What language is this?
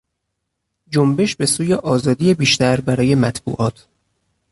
Persian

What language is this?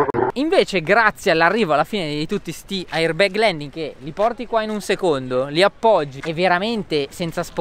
Italian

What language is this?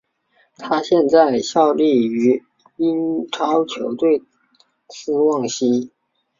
Chinese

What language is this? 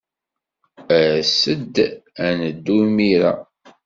Kabyle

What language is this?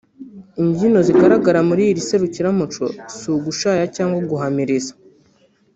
Kinyarwanda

